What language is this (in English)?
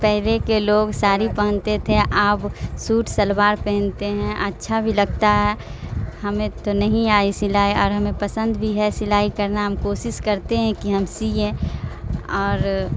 Urdu